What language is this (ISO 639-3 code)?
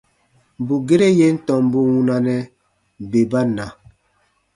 bba